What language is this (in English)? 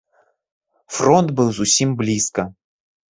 Belarusian